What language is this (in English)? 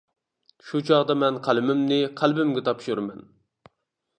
Uyghur